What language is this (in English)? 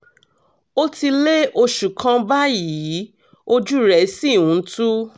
Yoruba